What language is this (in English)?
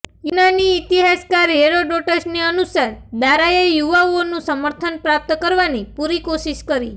Gujarati